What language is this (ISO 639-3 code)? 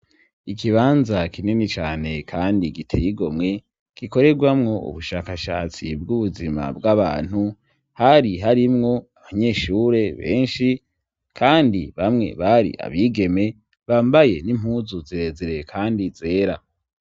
run